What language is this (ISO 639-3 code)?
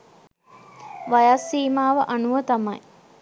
sin